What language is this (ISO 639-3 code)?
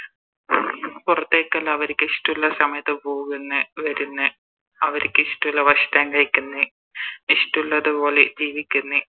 mal